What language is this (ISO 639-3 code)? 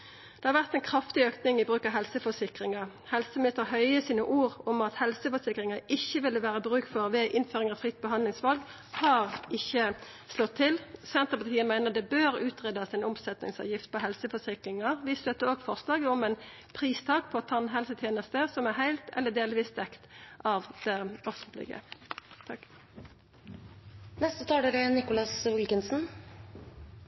nno